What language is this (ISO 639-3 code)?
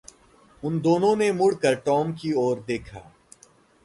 hin